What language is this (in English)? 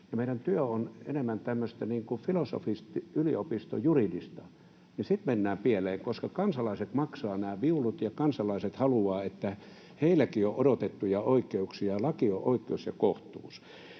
Finnish